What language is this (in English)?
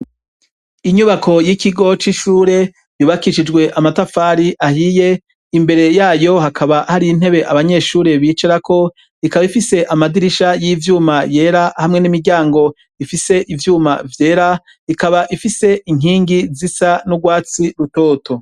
Rundi